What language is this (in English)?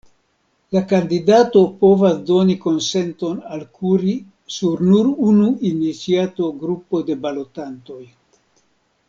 Esperanto